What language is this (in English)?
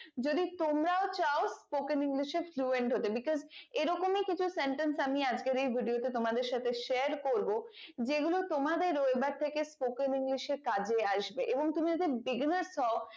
Bangla